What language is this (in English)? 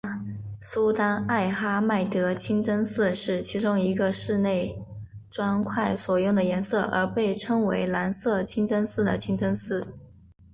Chinese